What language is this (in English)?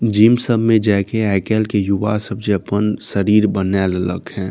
Maithili